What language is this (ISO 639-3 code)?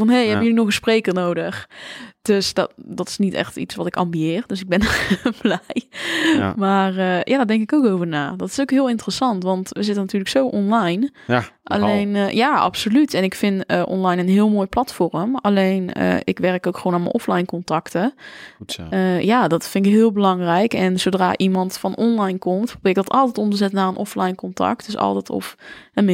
nld